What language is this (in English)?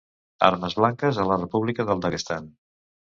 Catalan